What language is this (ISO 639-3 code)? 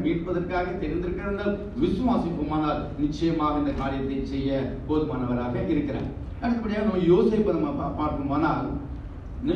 kor